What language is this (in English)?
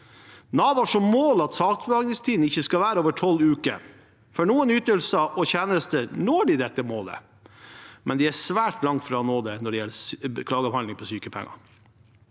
Norwegian